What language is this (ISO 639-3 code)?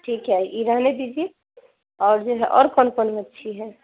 urd